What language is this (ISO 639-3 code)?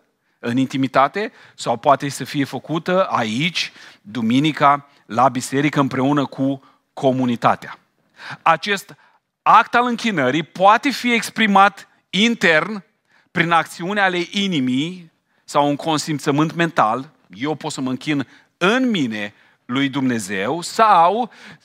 ron